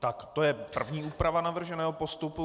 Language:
Czech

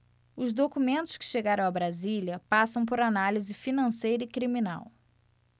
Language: Portuguese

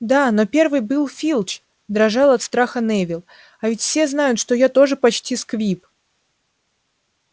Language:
Russian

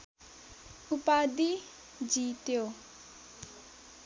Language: Nepali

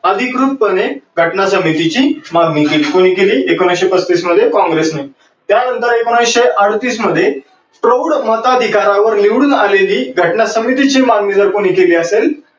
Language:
Marathi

